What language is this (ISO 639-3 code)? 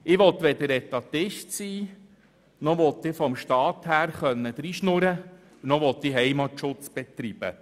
gsw